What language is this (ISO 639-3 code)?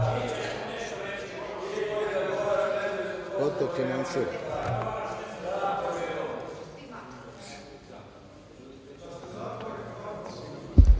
srp